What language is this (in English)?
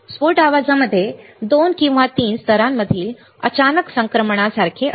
Marathi